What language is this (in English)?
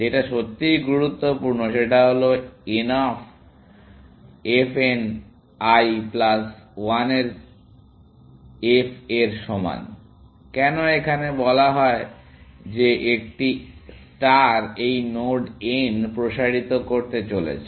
Bangla